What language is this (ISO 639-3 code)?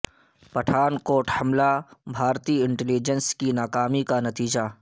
urd